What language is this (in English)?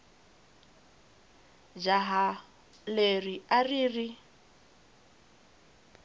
Tsonga